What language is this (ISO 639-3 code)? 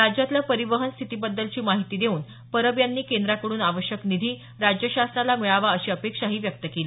mar